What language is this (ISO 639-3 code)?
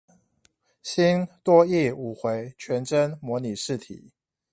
zho